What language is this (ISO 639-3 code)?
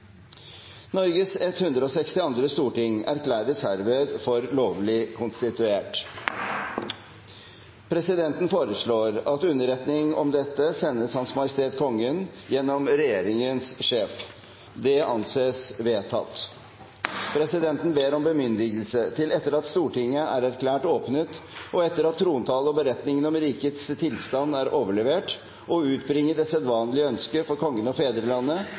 nob